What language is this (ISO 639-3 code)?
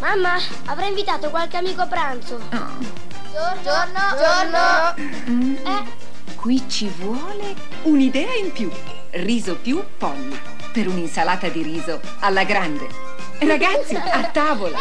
ita